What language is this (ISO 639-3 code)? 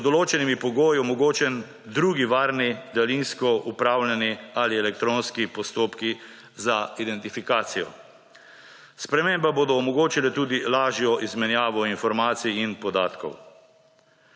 slv